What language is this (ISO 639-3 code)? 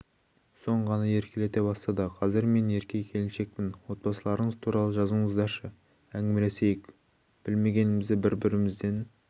kaz